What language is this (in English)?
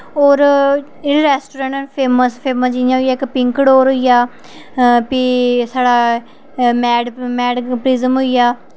Dogri